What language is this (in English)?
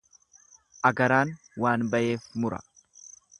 Oromo